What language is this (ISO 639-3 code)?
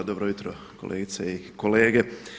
hrv